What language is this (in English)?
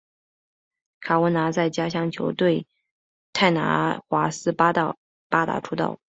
Chinese